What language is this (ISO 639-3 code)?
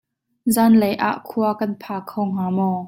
cnh